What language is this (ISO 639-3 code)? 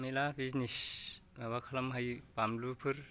brx